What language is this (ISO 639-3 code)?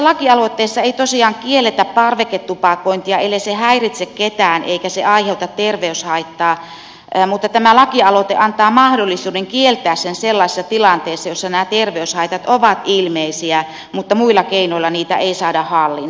fin